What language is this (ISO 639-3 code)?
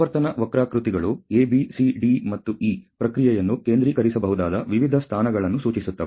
kan